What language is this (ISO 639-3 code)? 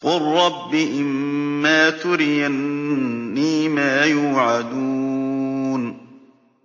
ara